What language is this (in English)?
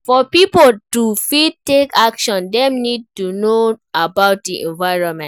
Nigerian Pidgin